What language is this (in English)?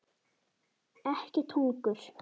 Icelandic